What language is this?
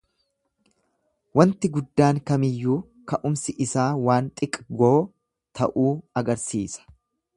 Oromo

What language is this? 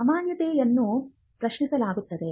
Kannada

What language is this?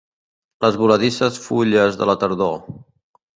Catalan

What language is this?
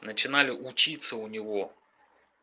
Russian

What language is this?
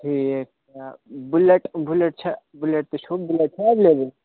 Kashmiri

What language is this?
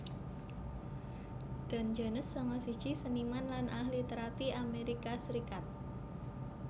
Javanese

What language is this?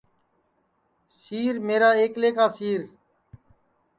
Sansi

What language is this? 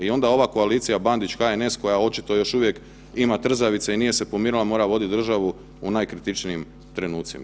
Croatian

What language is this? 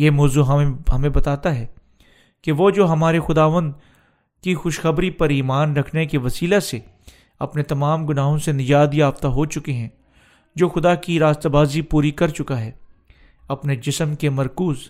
Urdu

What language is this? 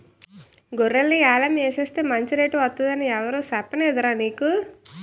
Telugu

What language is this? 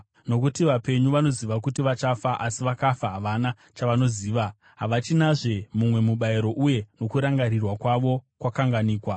Shona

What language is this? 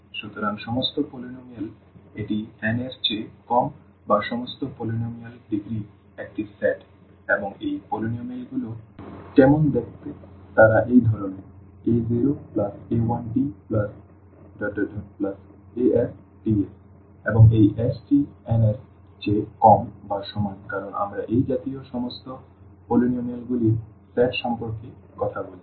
Bangla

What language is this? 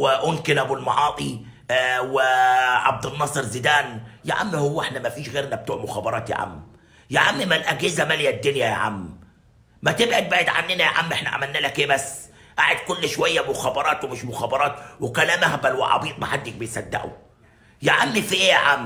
Arabic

